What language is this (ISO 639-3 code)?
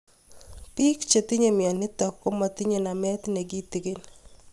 kln